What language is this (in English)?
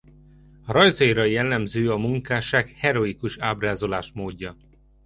Hungarian